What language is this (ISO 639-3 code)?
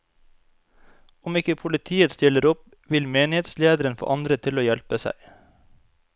nor